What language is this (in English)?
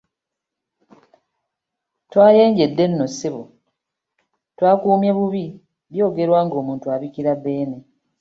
Ganda